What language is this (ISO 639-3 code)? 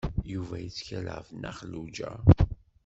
kab